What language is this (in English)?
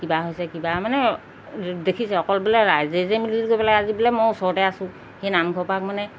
Assamese